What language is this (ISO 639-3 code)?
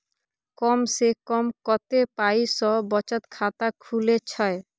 mai